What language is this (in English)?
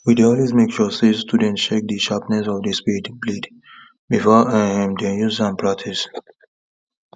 Nigerian Pidgin